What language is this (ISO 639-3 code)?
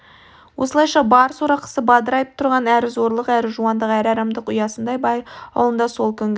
kaz